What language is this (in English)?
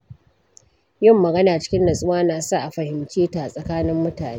Hausa